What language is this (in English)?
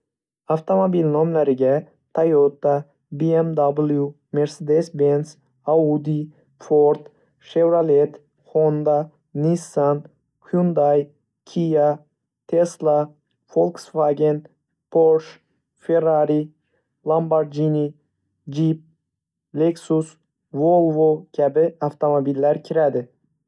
Uzbek